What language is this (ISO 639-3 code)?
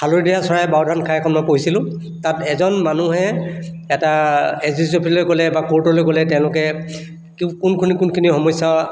asm